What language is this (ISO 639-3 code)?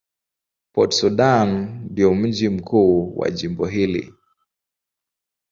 swa